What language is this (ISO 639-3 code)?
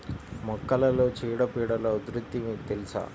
tel